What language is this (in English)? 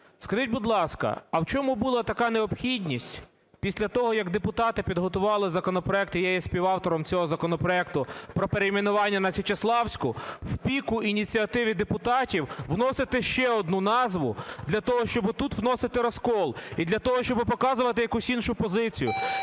Ukrainian